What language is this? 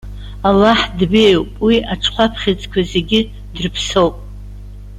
Abkhazian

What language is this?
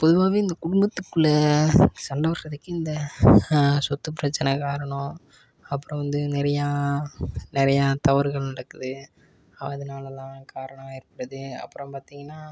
Tamil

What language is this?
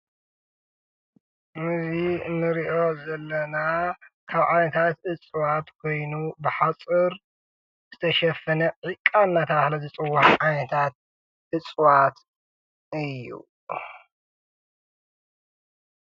Tigrinya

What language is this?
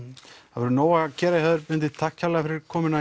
Icelandic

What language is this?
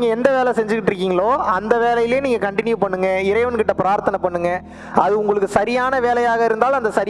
Tamil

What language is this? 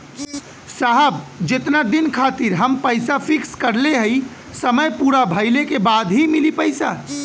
Bhojpuri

